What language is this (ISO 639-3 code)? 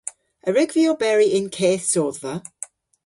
cor